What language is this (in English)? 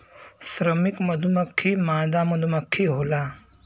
Bhojpuri